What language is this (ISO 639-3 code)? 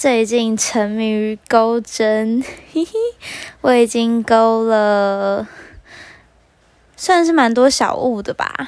zho